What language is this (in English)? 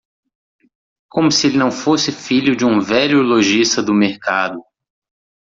Portuguese